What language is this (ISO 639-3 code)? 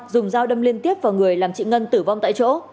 vie